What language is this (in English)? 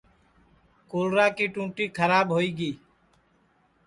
Sansi